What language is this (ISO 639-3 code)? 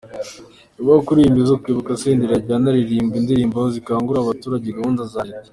kin